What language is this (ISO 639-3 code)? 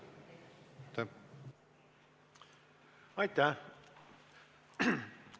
est